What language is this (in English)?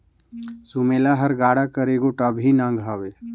Chhattisgarhi